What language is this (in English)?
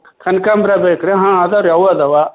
Kannada